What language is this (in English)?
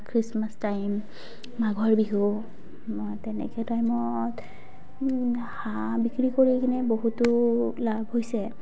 Assamese